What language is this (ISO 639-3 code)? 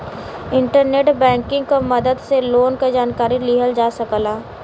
bho